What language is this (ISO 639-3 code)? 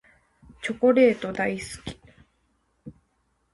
jpn